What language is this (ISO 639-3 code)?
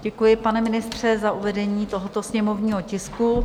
ces